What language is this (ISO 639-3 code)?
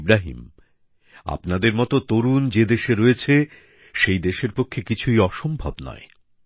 ben